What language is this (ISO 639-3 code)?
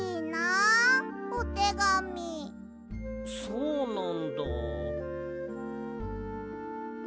jpn